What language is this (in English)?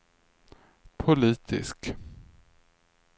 Swedish